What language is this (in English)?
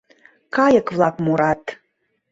Mari